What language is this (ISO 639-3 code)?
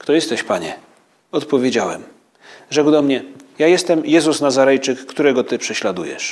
pol